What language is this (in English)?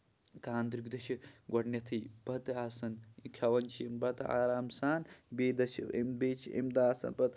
Kashmiri